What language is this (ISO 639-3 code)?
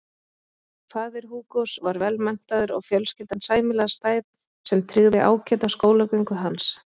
isl